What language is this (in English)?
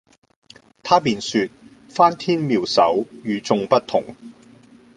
Cantonese